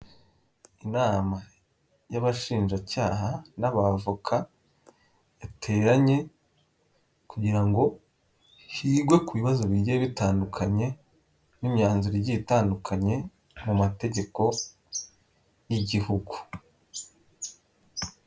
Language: Kinyarwanda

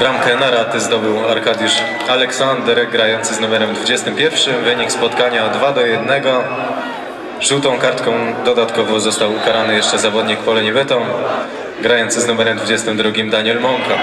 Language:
Polish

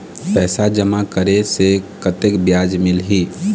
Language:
Chhattisgarhi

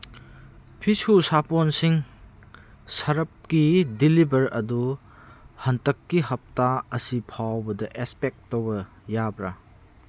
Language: Manipuri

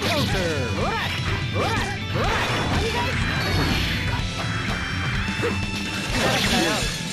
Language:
Japanese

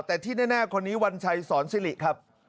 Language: Thai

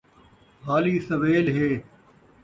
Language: Saraiki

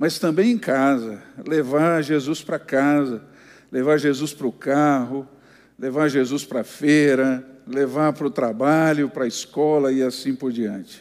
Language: Portuguese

